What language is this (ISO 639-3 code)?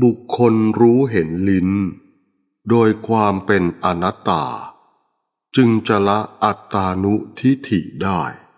tha